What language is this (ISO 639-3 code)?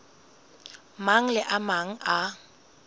sot